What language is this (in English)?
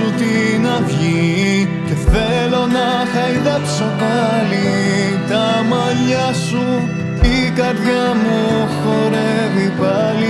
Greek